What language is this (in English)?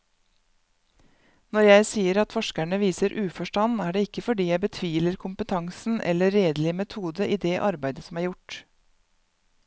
Norwegian